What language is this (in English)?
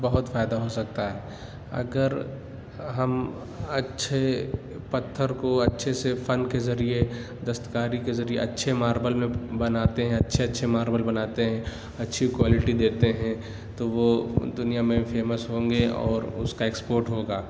Urdu